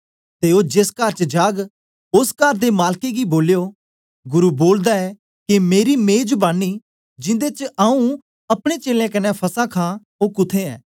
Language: Dogri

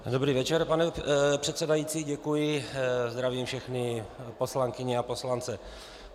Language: Czech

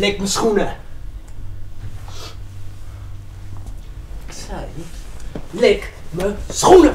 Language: Dutch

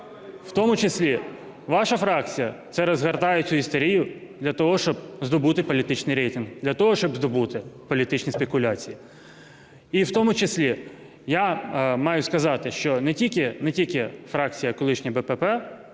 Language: Ukrainian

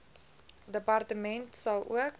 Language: Afrikaans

